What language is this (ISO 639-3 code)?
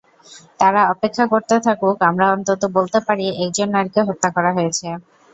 ben